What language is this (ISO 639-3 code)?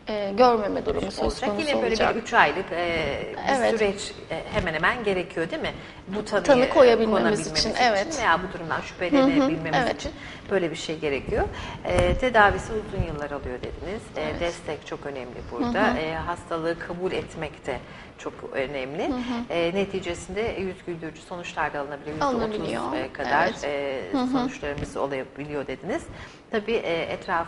tur